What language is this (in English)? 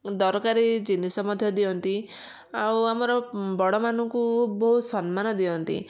Odia